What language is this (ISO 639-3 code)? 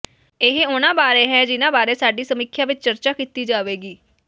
pan